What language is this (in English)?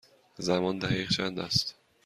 Persian